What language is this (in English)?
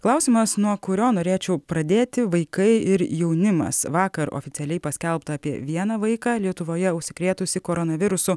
Lithuanian